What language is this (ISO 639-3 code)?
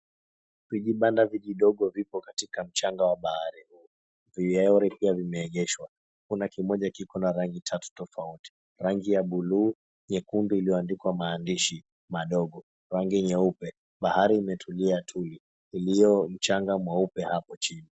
swa